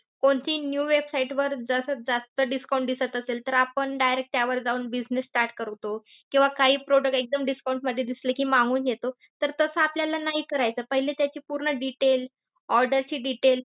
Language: Marathi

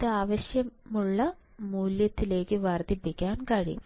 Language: Malayalam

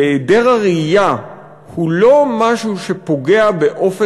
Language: Hebrew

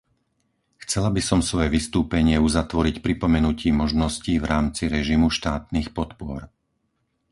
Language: Slovak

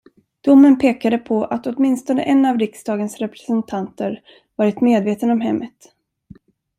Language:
Swedish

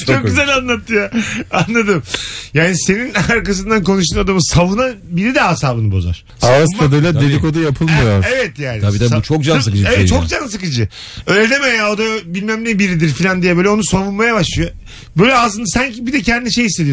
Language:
Turkish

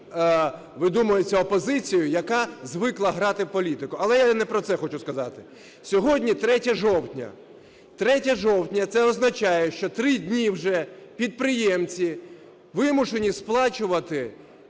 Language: Ukrainian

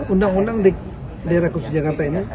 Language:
Indonesian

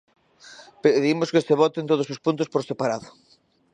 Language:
Galician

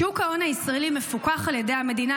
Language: Hebrew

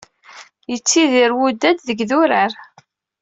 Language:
Kabyle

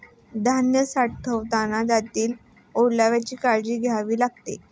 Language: Marathi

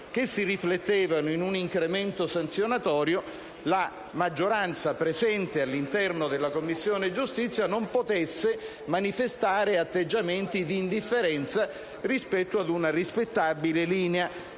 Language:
Italian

